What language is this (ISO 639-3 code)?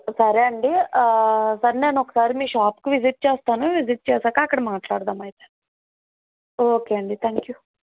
tel